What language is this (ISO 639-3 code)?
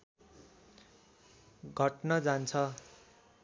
nep